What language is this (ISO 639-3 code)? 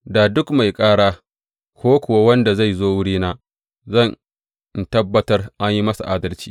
hau